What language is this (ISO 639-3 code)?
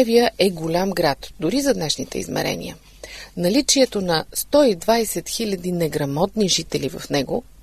bul